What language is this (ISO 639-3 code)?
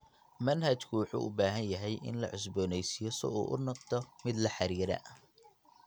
som